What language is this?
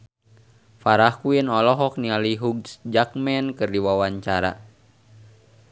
Sundanese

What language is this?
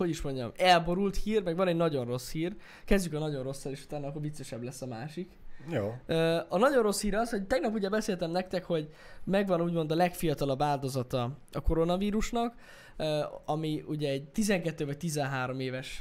Hungarian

